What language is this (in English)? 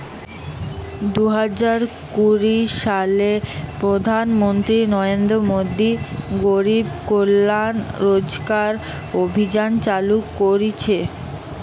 Bangla